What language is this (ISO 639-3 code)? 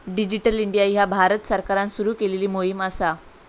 mar